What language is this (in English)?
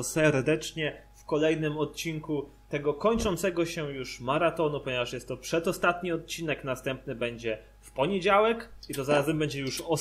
Polish